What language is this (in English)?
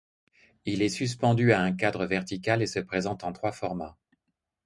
French